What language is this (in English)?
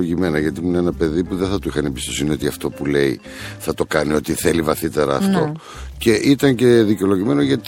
Greek